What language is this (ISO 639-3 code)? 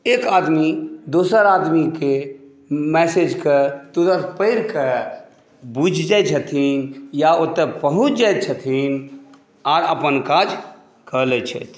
mai